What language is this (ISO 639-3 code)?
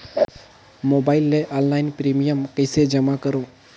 hne